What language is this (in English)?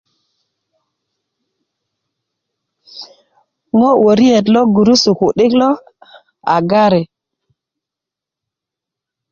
Kuku